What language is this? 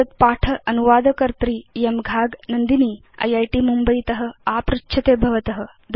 Sanskrit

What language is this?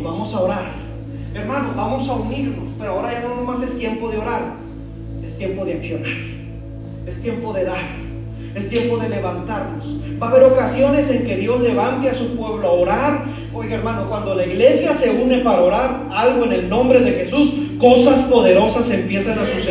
Spanish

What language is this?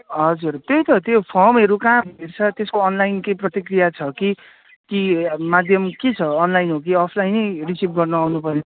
Nepali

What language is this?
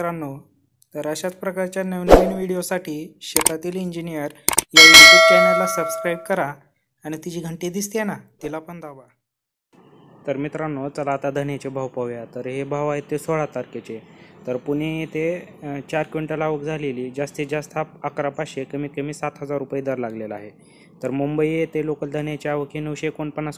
Indonesian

